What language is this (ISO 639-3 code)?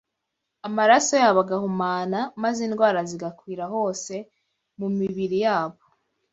kin